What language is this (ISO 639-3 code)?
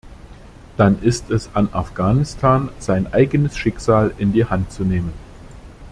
deu